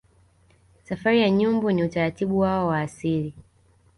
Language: Swahili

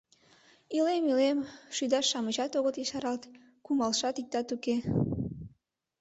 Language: Mari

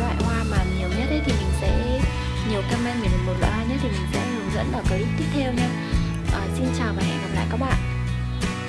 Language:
Vietnamese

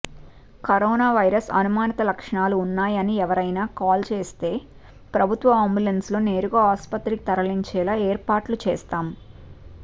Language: Telugu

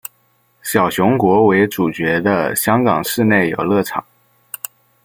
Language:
Chinese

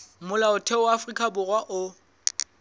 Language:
Southern Sotho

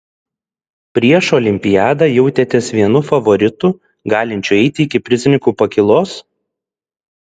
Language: Lithuanian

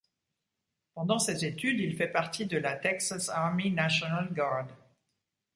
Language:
French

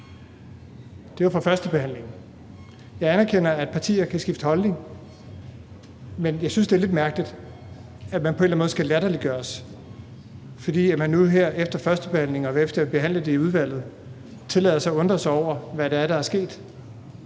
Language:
Danish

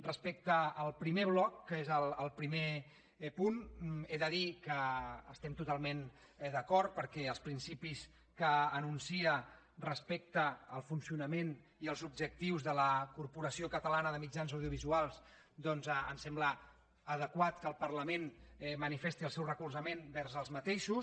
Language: Catalan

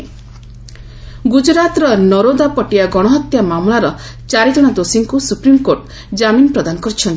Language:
Odia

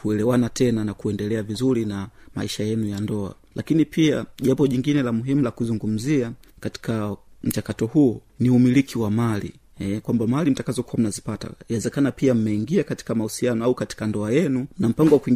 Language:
Swahili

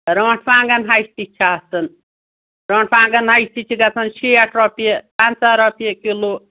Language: Kashmiri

